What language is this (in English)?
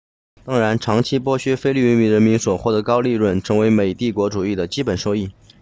Chinese